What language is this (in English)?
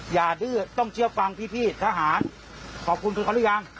Thai